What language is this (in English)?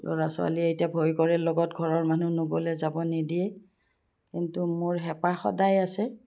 Assamese